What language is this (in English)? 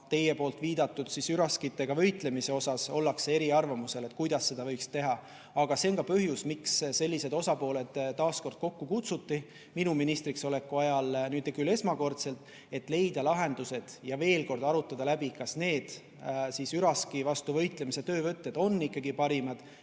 Estonian